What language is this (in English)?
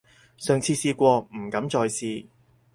Cantonese